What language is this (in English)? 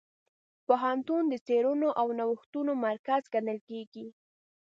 Pashto